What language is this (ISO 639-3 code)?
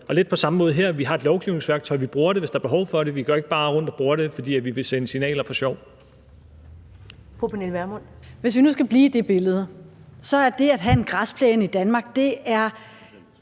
dan